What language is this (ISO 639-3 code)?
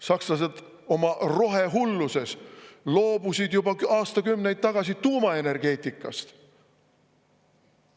est